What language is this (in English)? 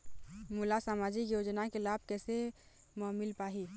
Chhattisgarhi